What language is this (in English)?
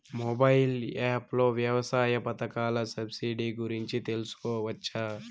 Telugu